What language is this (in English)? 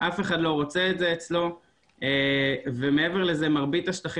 Hebrew